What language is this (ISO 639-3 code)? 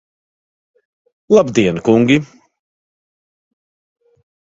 lav